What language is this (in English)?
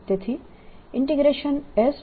Gujarati